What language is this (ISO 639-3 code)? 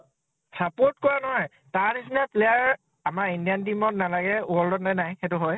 asm